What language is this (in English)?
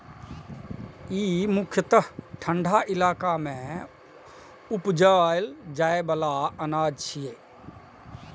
Maithili